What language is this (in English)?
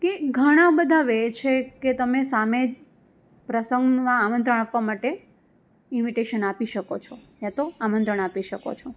Gujarati